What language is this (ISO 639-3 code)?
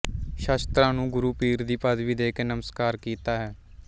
pan